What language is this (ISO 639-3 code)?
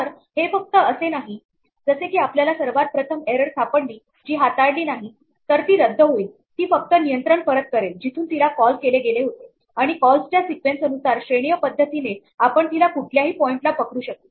mar